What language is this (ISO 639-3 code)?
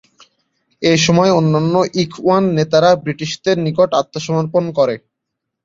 ben